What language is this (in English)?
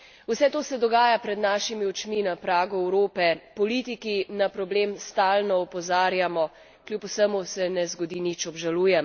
Slovenian